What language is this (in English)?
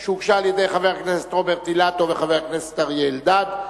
Hebrew